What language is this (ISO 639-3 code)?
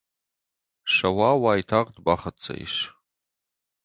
oss